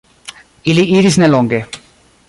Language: Esperanto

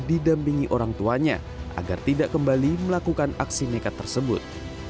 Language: Indonesian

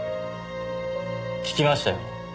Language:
Japanese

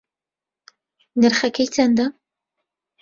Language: Central Kurdish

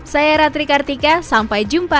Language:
Indonesian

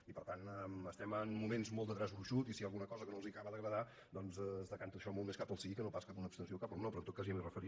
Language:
Catalan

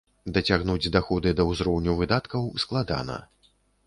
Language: Belarusian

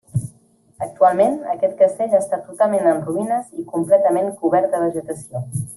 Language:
Catalan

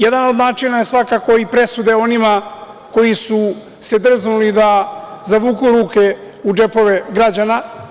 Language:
Serbian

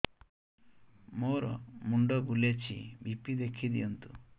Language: Odia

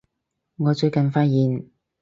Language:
Cantonese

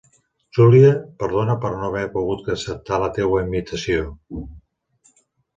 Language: Catalan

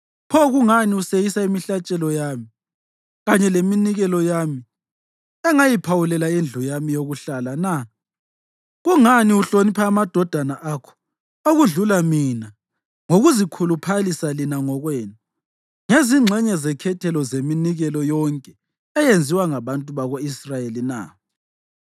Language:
North Ndebele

